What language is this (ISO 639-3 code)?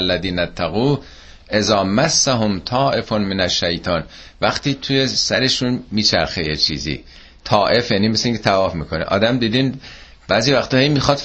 fas